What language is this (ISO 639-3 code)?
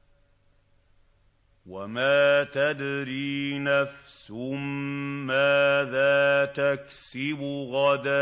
ara